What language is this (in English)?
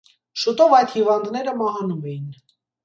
Armenian